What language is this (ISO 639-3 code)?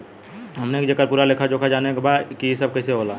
bho